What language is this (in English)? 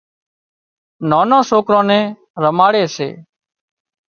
Wadiyara Koli